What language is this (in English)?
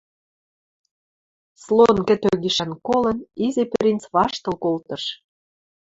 Western Mari